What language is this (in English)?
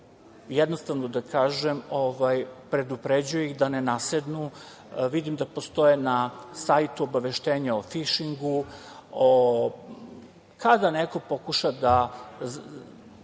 Serbian